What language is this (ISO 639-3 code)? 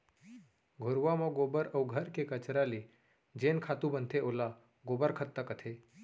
hne